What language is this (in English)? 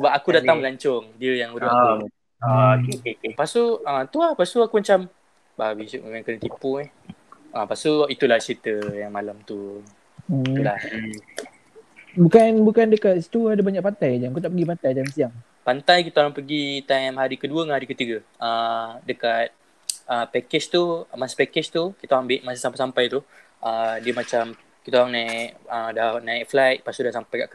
Malay